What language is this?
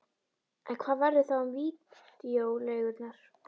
Icelandic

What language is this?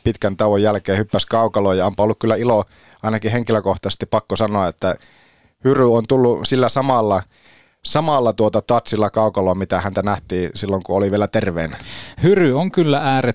Finnish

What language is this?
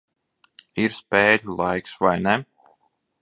Latvian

